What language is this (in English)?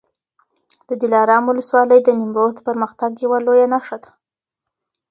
Pashto